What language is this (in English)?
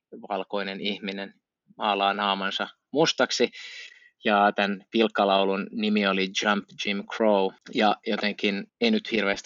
Finnish